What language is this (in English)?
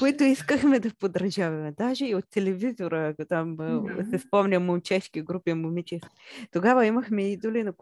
Bulgarian